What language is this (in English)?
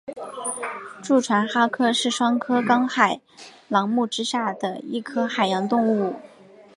Chinese